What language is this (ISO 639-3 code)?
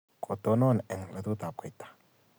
kln